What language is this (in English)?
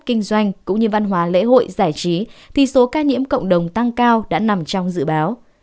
Vietnamese